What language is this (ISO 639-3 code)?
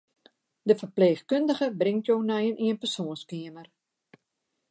fry